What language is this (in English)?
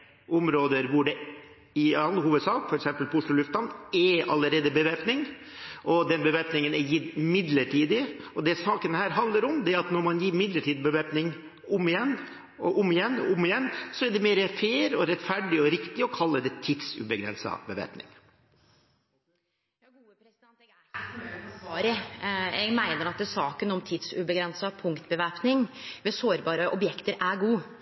Norwegian